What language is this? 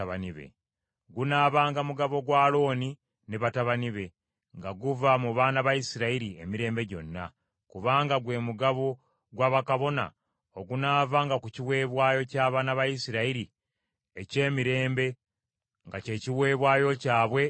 Ganda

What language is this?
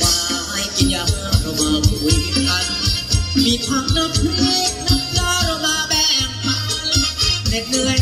Thai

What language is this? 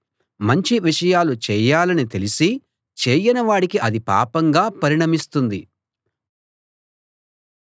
Telugu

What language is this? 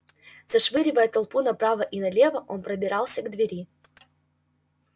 Russian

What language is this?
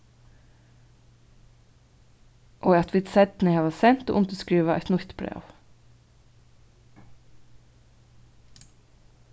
Faroese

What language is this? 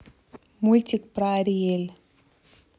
Russian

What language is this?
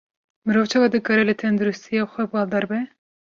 Kurdish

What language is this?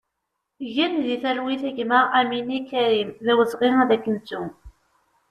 Kabyle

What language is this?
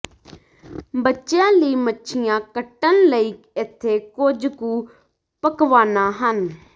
Punjabi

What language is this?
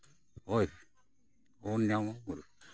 Santali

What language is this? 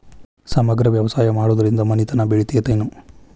Kannada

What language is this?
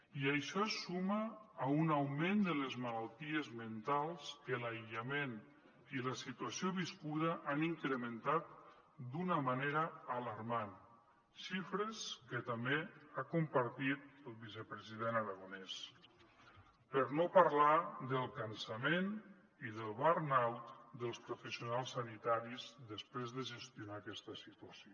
Catalan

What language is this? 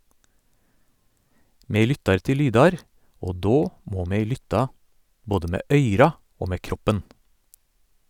Norwegian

